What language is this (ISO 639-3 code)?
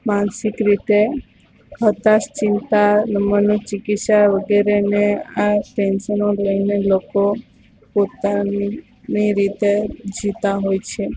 guj